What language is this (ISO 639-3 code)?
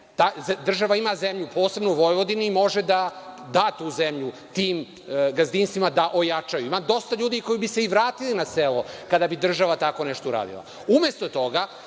srp